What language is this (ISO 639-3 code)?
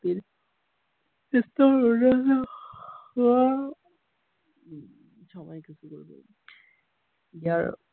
asm